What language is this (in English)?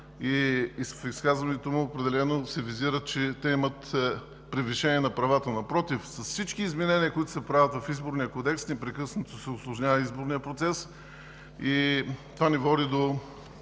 Bulgarian